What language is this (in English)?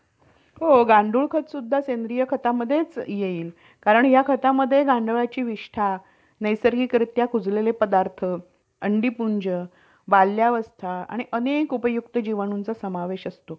Marathi